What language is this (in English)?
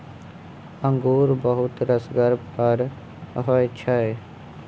Maithili